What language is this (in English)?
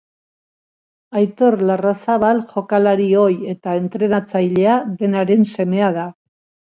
Basque